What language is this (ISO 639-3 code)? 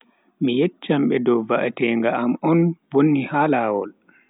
fui